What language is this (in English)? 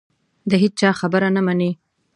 Pashto